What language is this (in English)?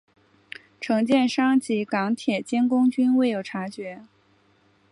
Chinese